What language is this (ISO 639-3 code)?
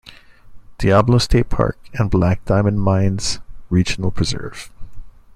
eng